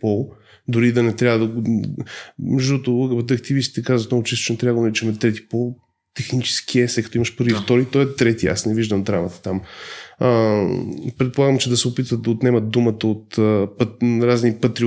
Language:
Bulgarian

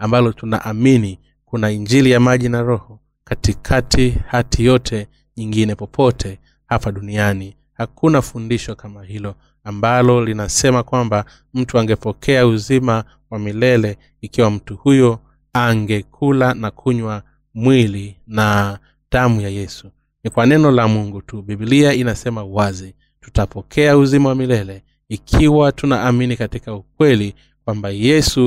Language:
Swahili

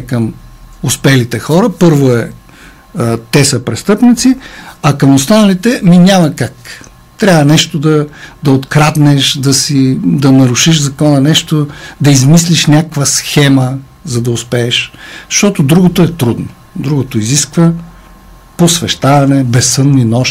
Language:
Bulgarian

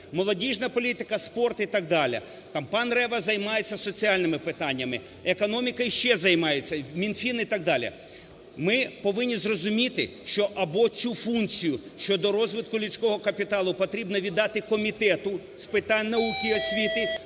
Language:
Ukrainian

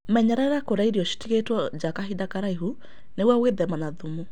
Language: Kikuyu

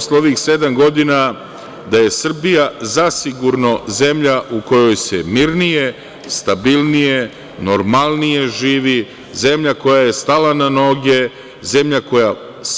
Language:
Serbian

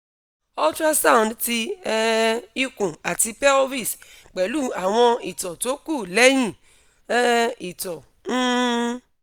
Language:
Yoruba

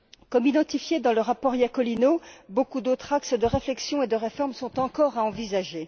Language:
French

